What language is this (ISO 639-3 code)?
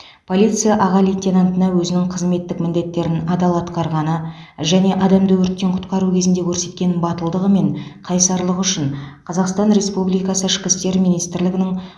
kaz